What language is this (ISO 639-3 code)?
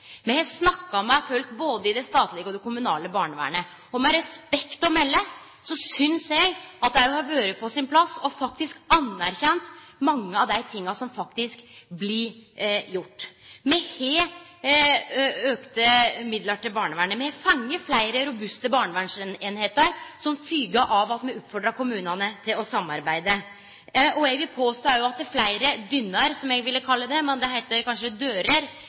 nno